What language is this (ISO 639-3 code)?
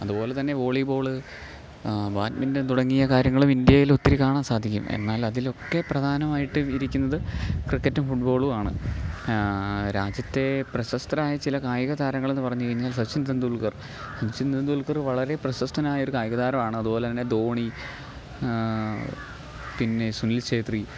mal